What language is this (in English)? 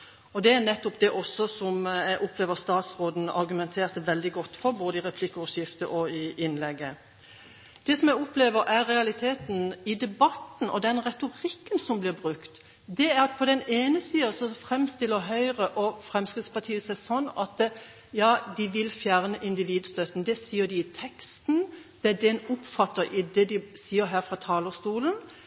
Norwegian Bokmål